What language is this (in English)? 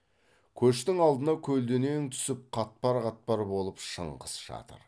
Kazakh